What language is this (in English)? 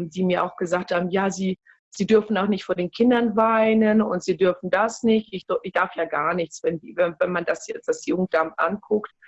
German